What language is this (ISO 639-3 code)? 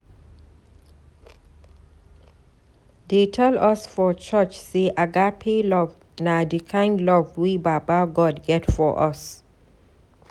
pcm